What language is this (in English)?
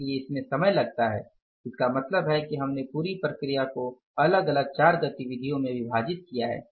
Hindi